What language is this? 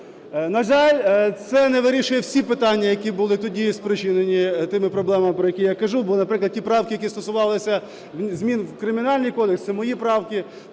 Ukrainian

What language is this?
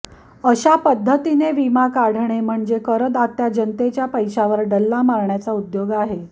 Marathi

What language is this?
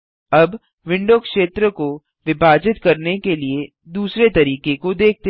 Hindi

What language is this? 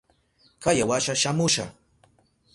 Southern Pastaza Quechua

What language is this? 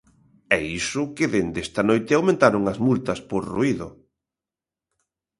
Galician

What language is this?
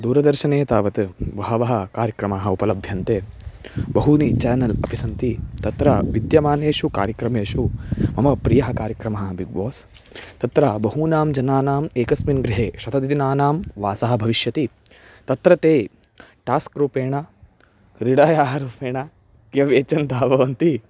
Sanskrit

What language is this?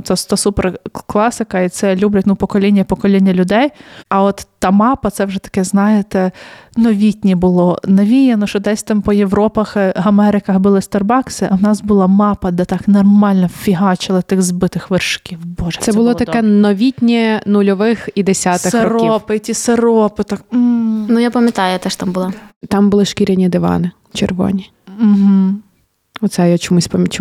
Ukrainian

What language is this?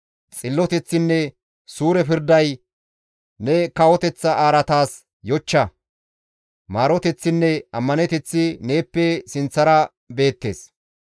Gamo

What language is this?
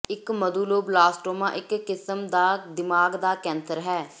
Punjabi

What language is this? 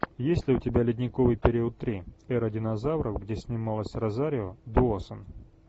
Russian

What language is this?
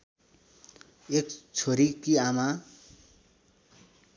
Nepali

